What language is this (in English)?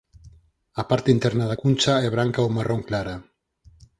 Galician